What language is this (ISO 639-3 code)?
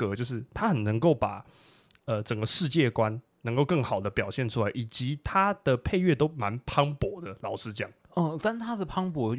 zho